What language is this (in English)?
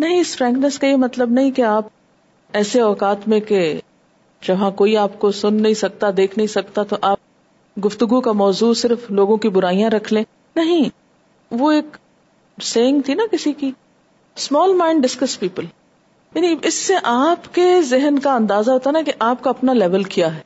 Urdu